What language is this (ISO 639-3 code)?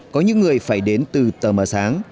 vie